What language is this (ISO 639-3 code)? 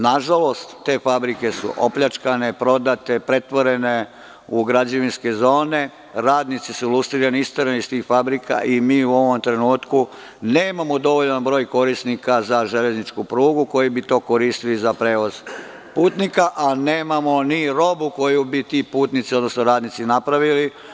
srp